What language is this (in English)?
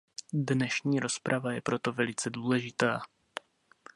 Czech